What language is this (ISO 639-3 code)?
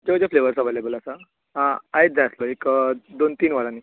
kok